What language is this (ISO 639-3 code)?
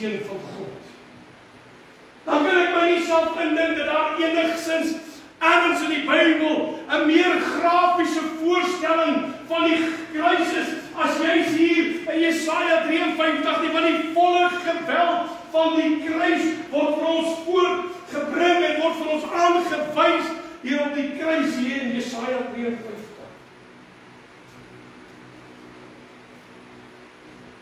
por